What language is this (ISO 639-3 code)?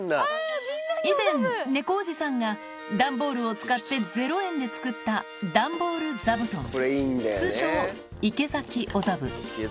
jpn